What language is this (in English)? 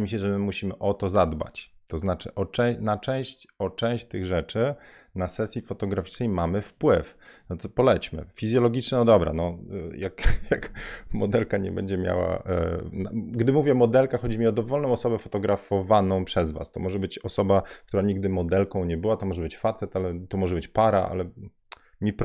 Polish